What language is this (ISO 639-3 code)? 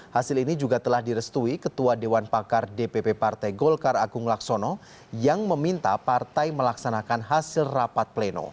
ind